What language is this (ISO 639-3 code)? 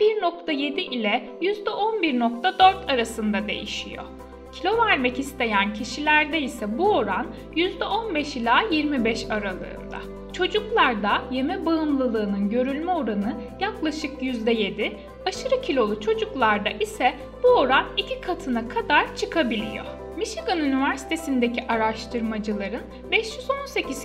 tur